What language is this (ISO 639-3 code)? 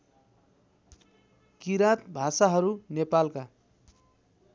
nep